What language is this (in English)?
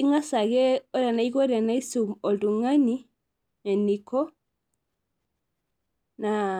Masai